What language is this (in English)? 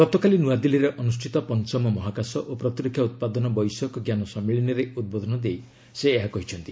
Odia